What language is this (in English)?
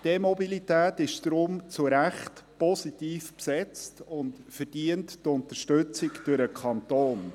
Swiss German